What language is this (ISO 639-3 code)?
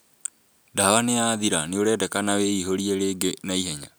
kik